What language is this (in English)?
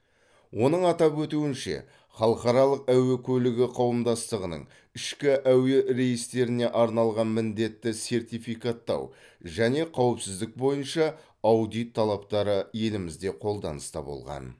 Kazakh